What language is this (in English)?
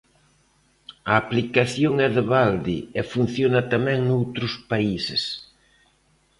Galician